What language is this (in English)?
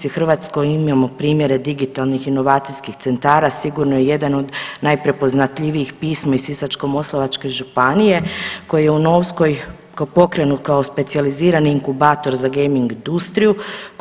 Croatian